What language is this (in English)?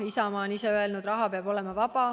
Estonian